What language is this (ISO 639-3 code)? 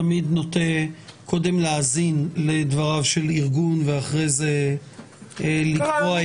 heb